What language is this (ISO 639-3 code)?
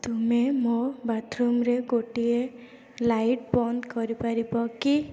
ori